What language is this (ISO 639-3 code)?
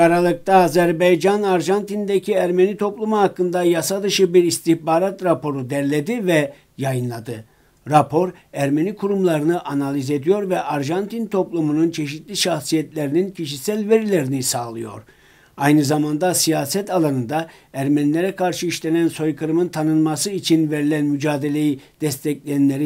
tur